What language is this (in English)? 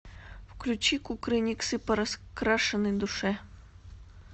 Russian